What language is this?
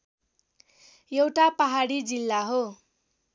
Nepali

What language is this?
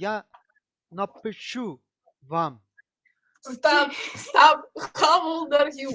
Russian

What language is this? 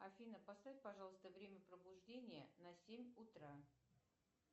Russian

